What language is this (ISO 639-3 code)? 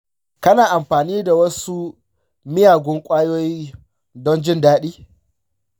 hau